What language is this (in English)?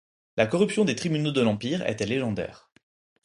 French